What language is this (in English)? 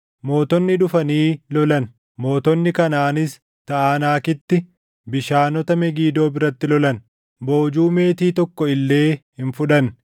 Oromo